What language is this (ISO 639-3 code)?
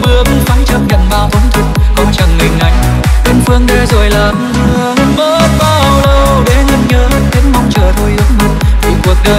vie